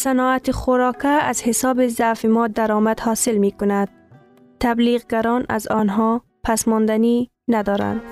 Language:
Persian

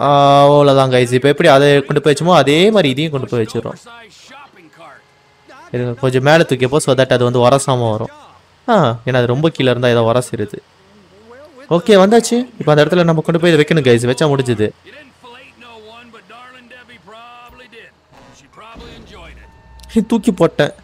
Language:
Tamil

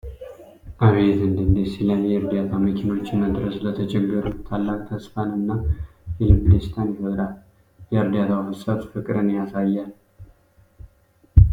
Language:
Amharic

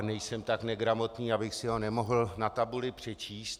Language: Czech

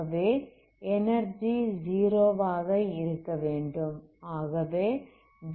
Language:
Tamil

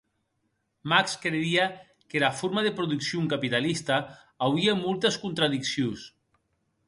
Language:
Occitan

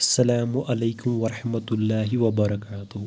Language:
Kashmiri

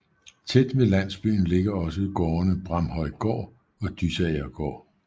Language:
Danish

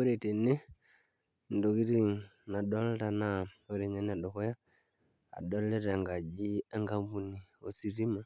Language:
Masai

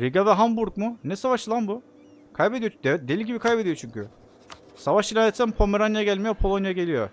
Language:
Turkish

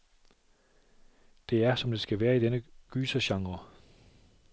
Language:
Danish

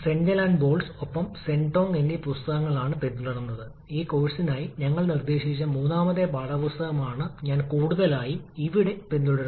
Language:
Malayalam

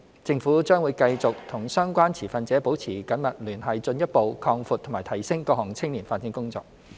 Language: Cantonese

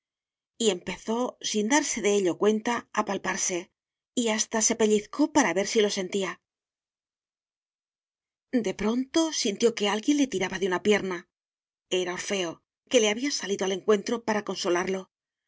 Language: Spanish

